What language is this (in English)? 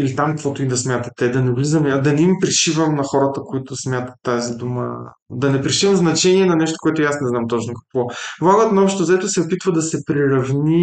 Bulgarian